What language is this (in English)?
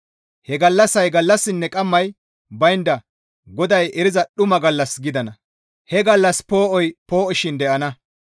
Gamo